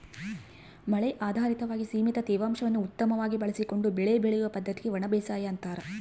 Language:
Kannada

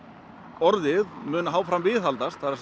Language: Icelandic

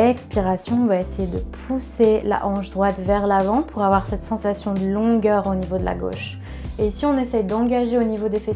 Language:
French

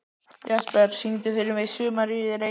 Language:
Icelandic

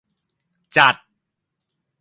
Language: Thai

